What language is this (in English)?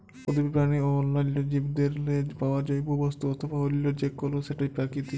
Bangla